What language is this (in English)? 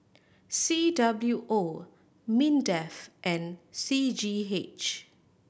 English